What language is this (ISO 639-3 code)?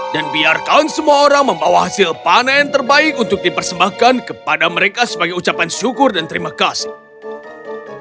ind